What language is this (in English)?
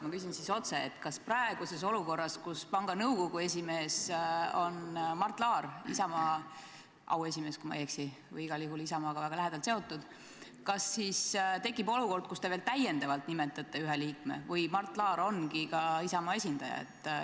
Estonian